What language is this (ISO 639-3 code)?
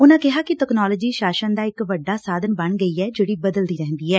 pan